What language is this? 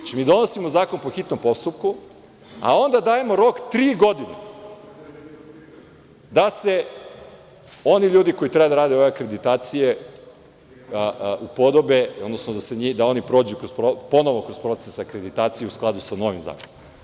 Serbian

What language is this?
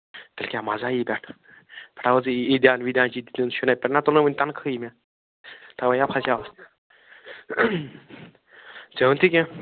Kashmiri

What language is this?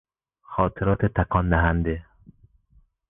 Persian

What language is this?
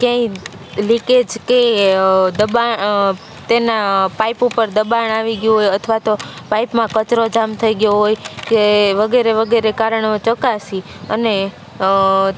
Gujarati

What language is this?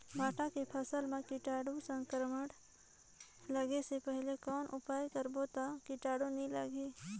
Chhattisgarhi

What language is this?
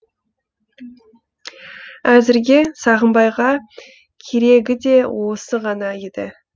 Kazakh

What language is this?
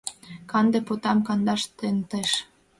Mari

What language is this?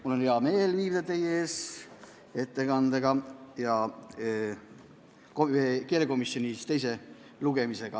Estonian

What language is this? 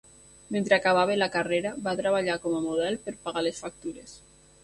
Catalan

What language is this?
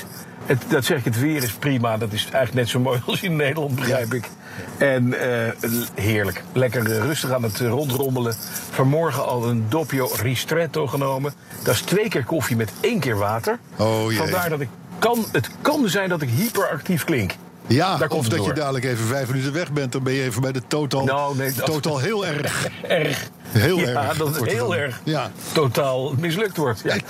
Dutch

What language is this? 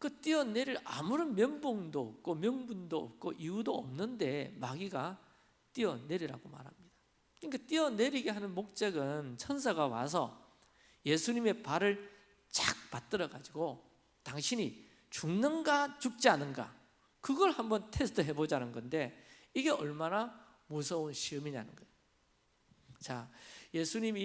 Korean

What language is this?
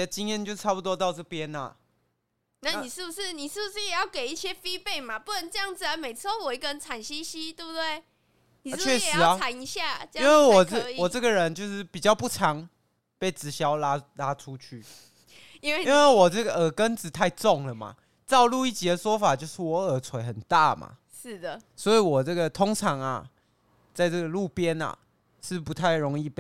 Chinese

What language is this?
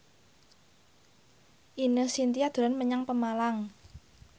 Javanese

